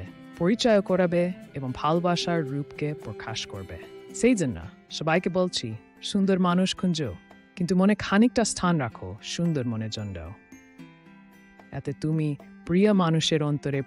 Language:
Bangla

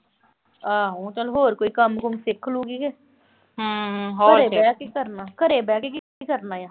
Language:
Punjabi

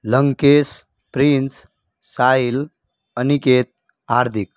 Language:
Gujarati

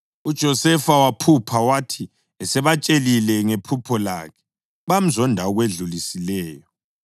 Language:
North Ndebele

